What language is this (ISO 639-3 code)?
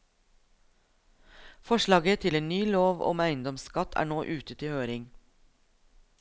nor